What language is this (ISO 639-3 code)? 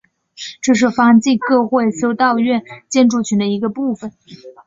zho